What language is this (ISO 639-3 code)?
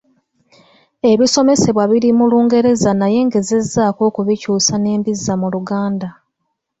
lug